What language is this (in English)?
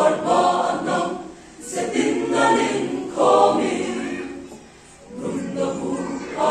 Romanian